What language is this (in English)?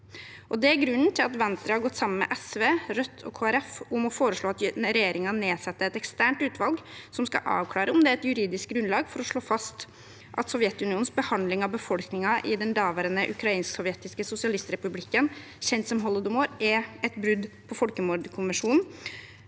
Norwegian